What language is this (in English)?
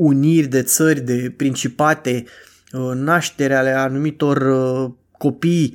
Romanian